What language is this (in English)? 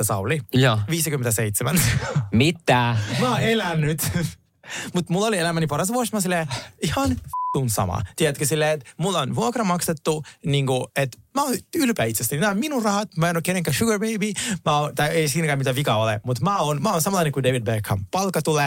Finnish